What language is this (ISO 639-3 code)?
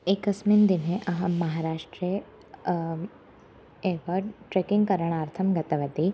san